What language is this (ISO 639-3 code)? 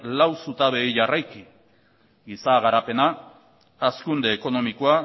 eus